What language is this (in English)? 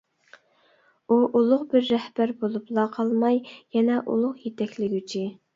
Uyghur